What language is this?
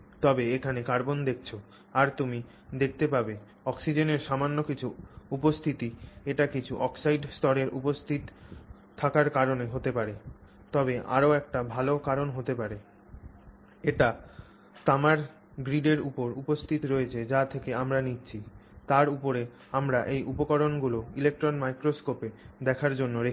Bangla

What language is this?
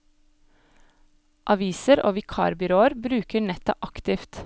Norwegian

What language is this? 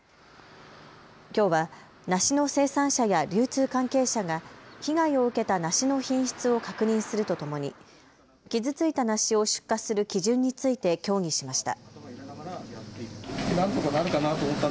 Japanese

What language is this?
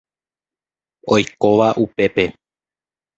Guarani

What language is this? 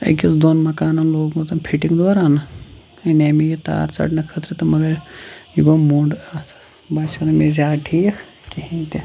Kashmiri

